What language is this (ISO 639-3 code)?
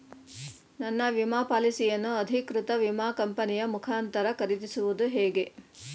kan